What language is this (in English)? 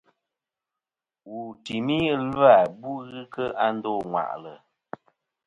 Kom